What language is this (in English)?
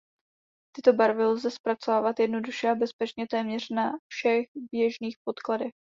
Czech